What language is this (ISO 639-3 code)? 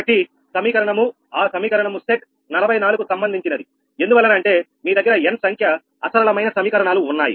tel